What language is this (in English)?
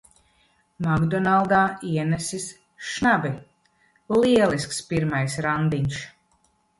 Latvian